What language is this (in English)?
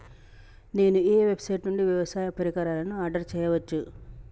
Telugu